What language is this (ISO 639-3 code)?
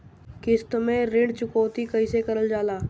bho